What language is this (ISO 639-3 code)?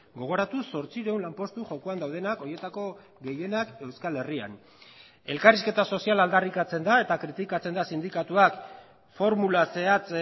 eus